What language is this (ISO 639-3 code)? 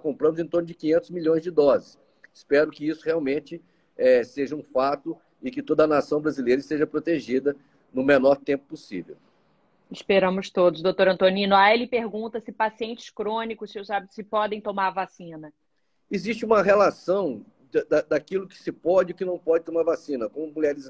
por